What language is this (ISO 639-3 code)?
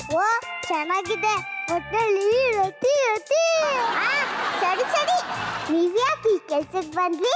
kan